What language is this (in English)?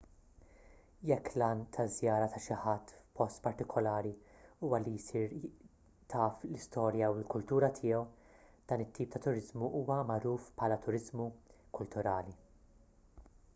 Maltese